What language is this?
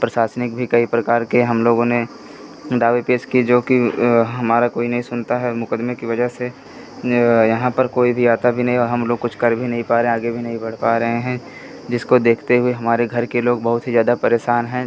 Hindi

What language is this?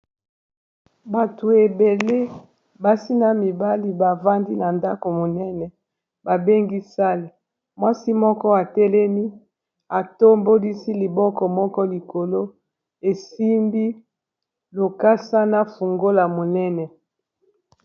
Lingala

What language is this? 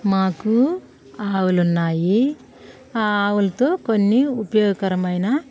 Telugu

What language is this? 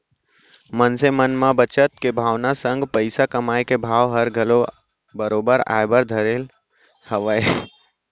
Chhattisgarhi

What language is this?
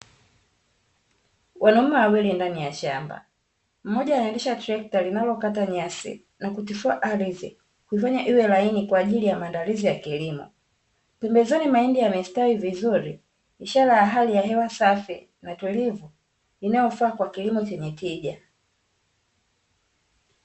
Swahili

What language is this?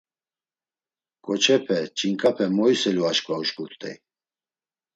Laz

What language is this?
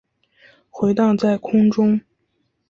Chinese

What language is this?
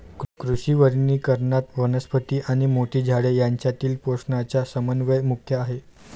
Marathi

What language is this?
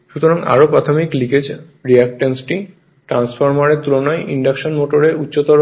Bangla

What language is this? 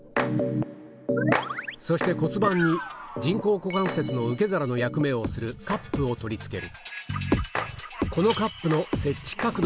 Japanese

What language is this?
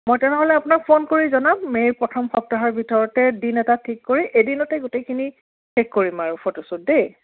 Assamese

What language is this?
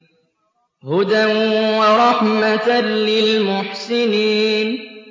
Arabic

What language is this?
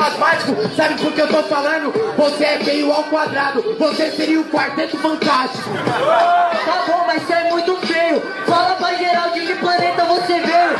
Portuguese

